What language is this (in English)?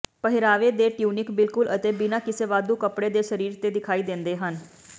Punjabi